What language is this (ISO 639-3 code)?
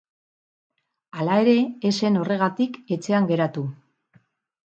eus